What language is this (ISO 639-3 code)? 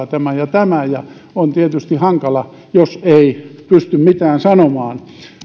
fin